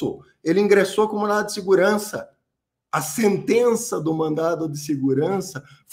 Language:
Portuguese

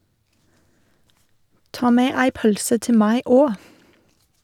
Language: Norwegian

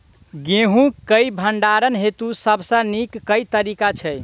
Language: Maithili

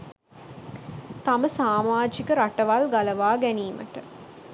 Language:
Sinhala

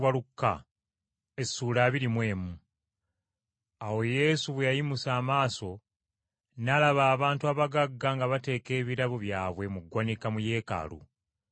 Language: Ganda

